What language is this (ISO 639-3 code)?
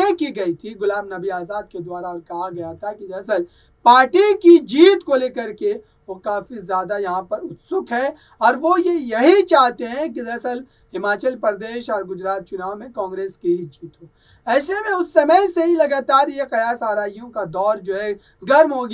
hin